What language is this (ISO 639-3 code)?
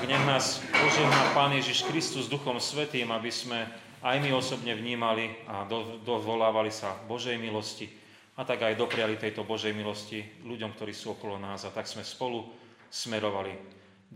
slk